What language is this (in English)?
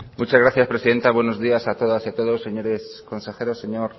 Spanish